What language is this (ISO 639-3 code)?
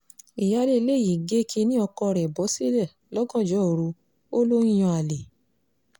yor